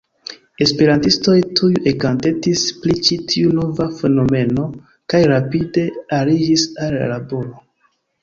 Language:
Esperanto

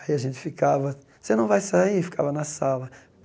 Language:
Portuguese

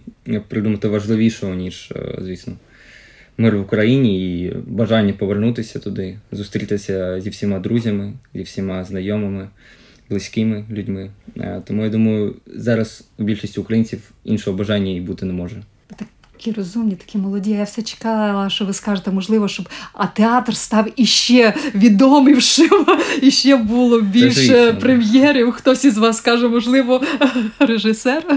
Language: Ukrainian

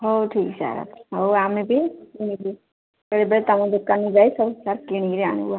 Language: Odia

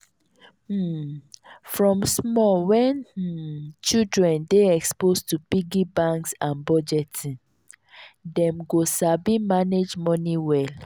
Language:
Nigerian Pidgin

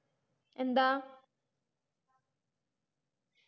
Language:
Malayalam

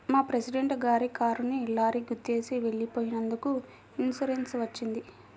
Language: Telugu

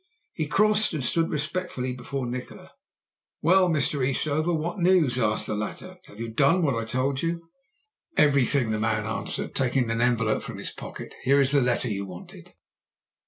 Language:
English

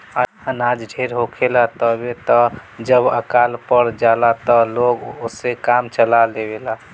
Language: Bhojpuri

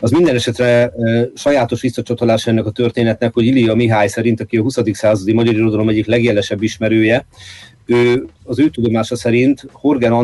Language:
Hungarian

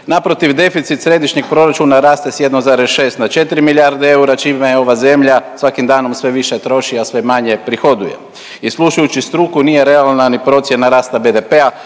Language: Croatian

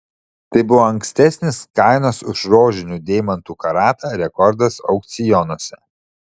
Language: Lithuanian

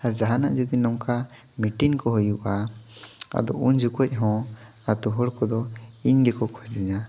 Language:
Santali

